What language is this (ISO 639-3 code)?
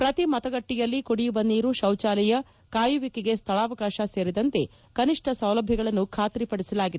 kan